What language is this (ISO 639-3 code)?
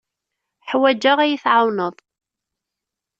kab